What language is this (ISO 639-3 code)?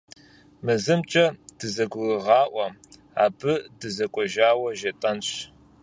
kbd